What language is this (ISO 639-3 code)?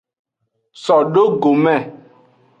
ajg